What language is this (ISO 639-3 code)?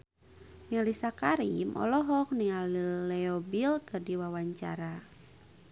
sun